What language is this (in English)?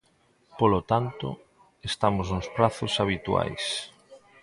Galician